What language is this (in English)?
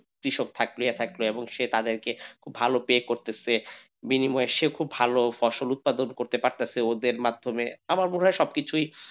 Bangla